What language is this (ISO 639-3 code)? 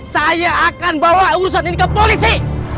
ind